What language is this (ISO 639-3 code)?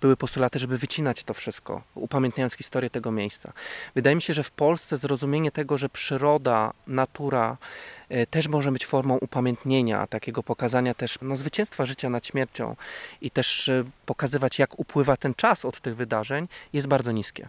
pol